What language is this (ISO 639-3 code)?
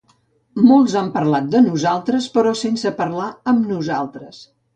cat